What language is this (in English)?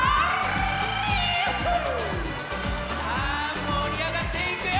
Japanese